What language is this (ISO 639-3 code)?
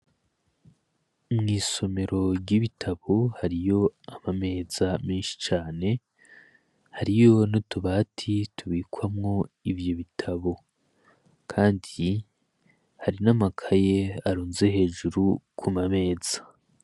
run